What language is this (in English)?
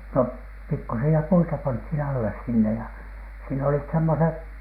Finnish